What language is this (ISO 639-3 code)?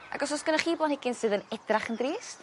cym